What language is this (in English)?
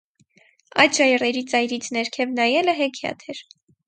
Armenian